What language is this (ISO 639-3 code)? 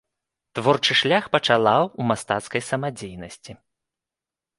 bel